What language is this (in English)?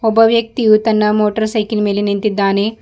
Kannada